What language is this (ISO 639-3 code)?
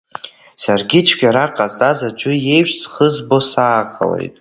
abk